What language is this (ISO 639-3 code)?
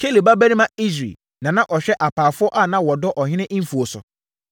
aka